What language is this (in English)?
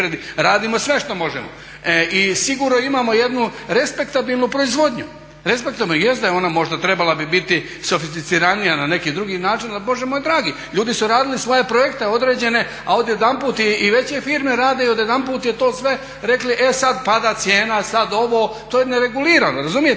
Croatian